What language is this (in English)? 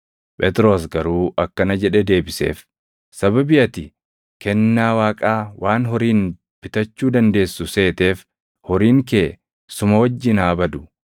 Oromo